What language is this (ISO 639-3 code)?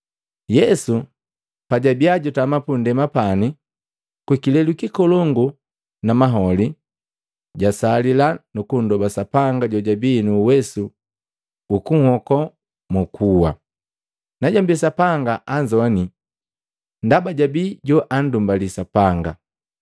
mgv